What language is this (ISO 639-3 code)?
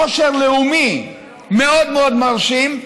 heb